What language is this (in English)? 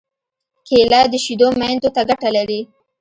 Pashto